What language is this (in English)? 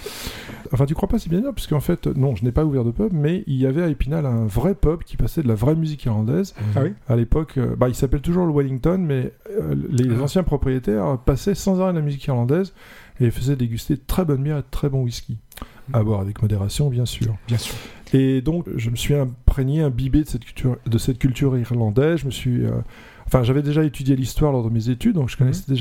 French